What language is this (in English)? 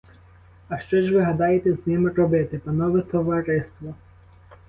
Ukrainian